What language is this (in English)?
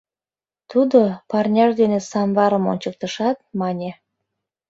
Mari